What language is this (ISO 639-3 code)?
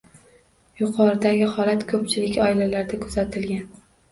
uzb